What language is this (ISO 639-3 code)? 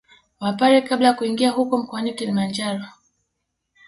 swa